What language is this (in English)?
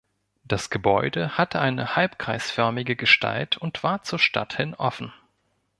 German